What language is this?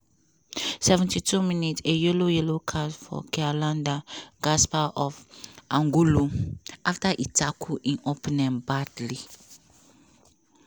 Nigerian Pidgin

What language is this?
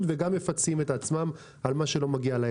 Hebrew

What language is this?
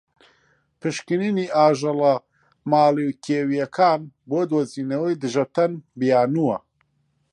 Central Kurdish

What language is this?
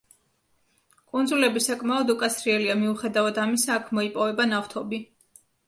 Georgian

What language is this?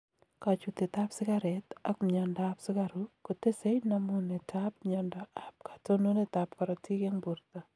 Kalenjin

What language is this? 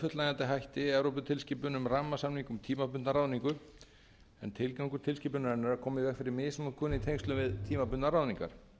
Icelandic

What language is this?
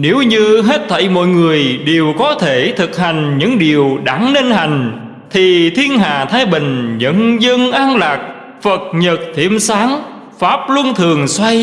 Vietnamese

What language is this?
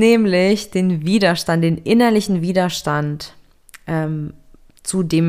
German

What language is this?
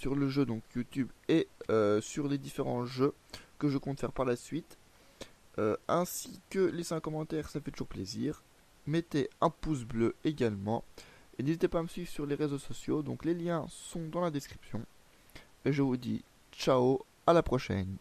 French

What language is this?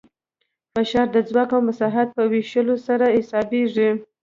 Pashto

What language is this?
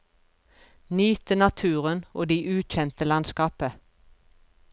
Norwegian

